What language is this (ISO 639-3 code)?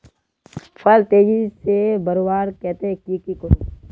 mag